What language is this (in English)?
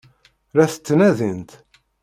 Kabyle